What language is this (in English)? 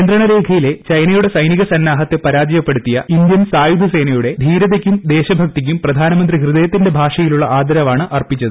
Malayalam